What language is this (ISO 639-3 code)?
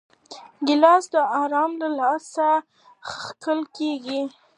pus